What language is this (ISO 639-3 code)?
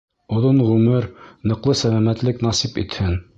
bak